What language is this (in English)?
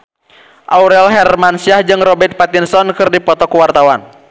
Sundanese